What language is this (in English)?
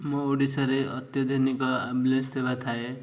Odia